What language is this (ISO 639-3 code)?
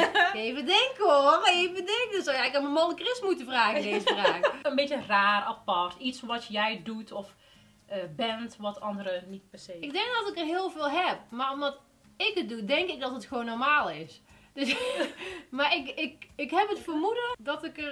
nld